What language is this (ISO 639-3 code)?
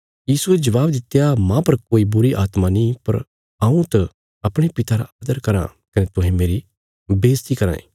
kfs